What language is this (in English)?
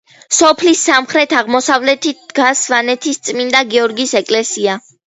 Georgian